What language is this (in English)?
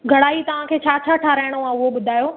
Sindhi